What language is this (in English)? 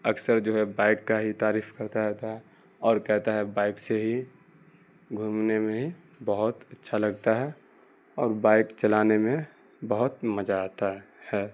Urdu